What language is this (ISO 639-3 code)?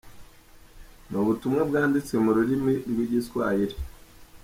kin